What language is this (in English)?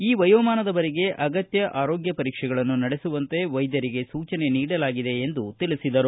Kannada